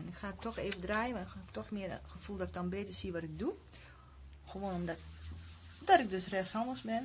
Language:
Dutch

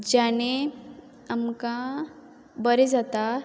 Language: Konkani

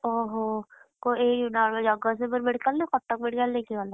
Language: Odia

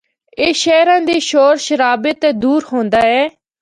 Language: Northern Hindko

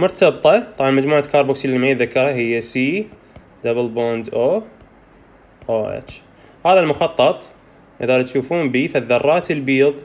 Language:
Arabic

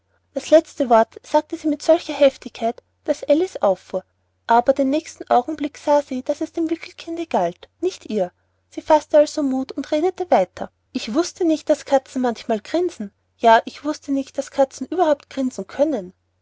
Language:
German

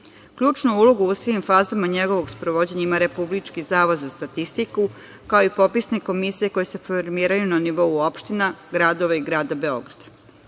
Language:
Serbian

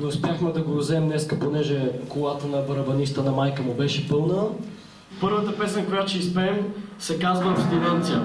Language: Bulgarian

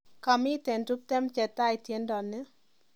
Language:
Kalenjin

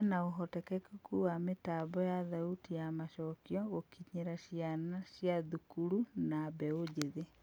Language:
Kikuyu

